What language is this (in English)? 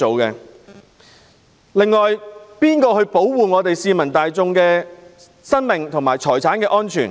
Cantonese